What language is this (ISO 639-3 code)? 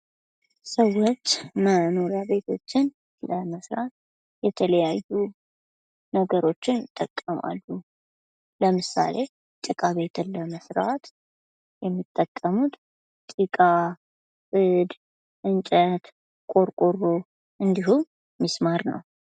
amh